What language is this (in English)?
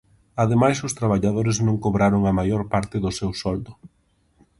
Galician